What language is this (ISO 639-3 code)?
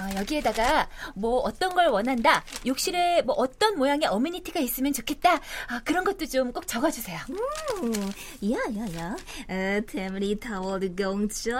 kor